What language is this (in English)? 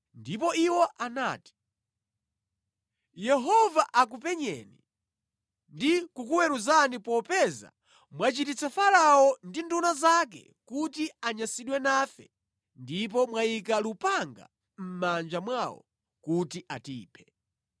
Nyanja